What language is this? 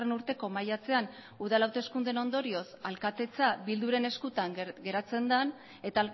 Basque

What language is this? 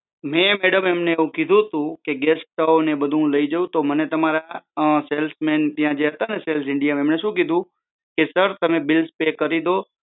Gujarati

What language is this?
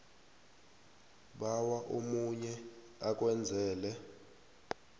South Ndebele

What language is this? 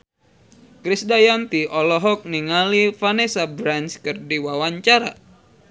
Sundanese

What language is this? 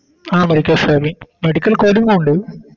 Malayalam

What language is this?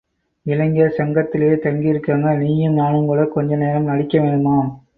Tamil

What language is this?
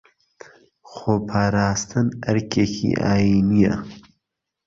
Central Kurdish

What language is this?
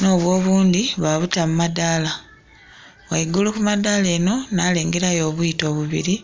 Soga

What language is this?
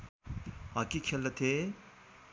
Nepali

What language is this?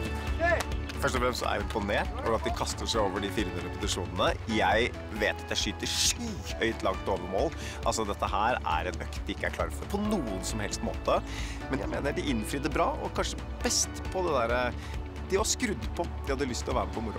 Norwegian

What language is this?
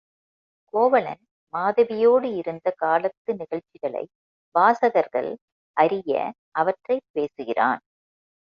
Tamil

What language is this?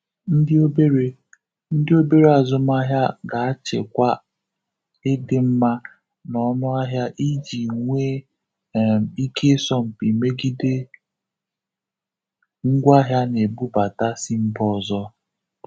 Igbo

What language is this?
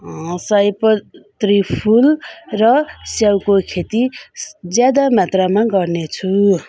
Nepali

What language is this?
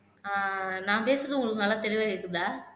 Tamil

